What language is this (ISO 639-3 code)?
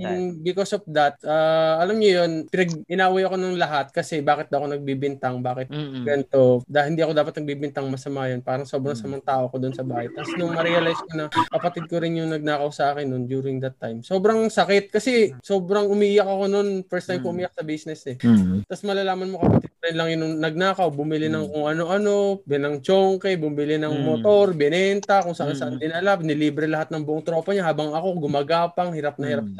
fil